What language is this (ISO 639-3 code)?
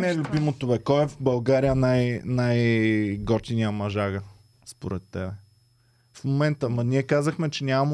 bul